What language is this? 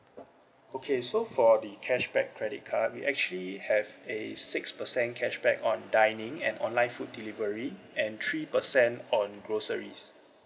English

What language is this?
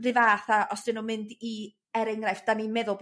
Welsh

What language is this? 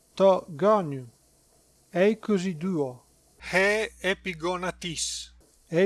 Greek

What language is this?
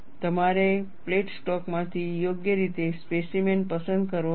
Gujarati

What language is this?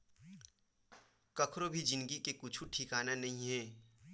Chhattisgarhi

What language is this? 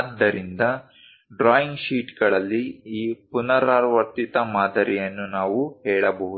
Kannada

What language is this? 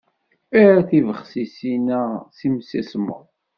Kabyle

